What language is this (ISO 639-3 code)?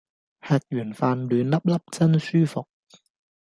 yue